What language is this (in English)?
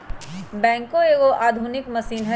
Magahi